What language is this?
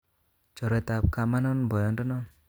Kalenjin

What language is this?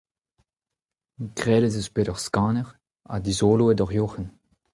Breton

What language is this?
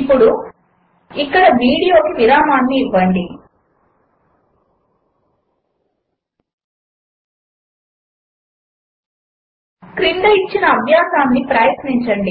Telugu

